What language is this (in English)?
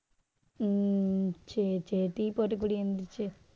Tamil